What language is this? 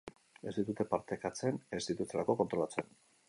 Basque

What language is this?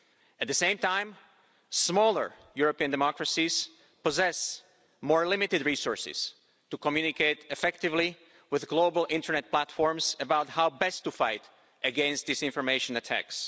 English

